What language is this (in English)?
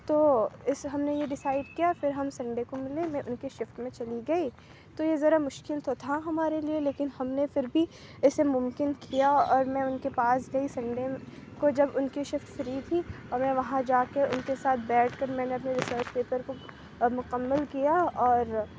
Urdu